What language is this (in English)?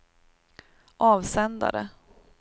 Swedish